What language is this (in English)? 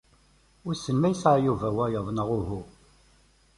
Kabyle